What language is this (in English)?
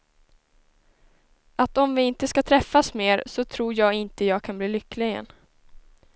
Swedish